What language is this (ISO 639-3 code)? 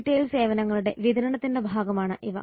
mal